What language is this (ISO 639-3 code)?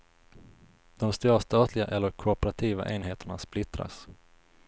swe